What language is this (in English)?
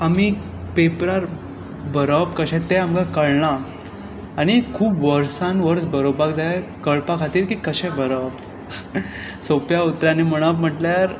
Konkani